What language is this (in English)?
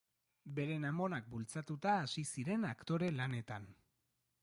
Basque